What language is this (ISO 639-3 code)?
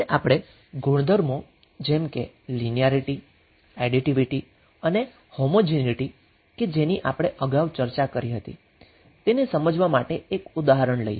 guj